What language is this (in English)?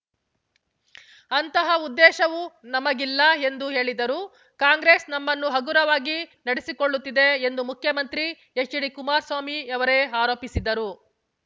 Kannada